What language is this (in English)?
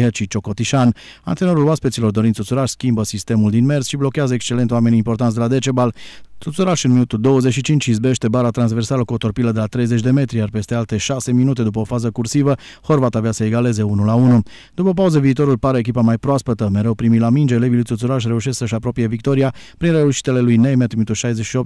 Romanian